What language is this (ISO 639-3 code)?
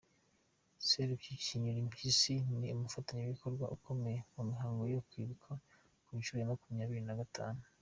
kin